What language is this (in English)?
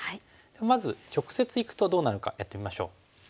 Japanese